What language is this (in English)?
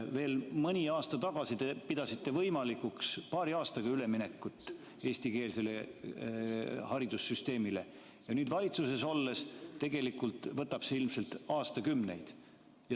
Estonian